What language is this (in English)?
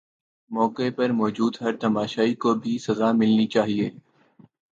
Urdu